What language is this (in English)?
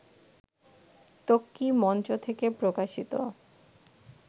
Bangla